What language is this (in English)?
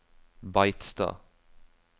Norwegian